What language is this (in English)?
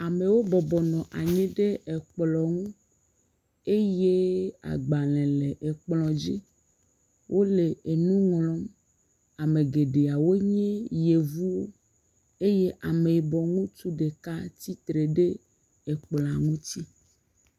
Ewe